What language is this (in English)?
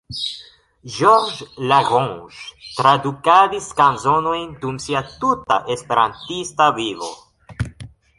Esperanto